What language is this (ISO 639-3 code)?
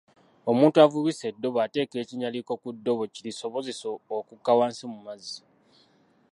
lug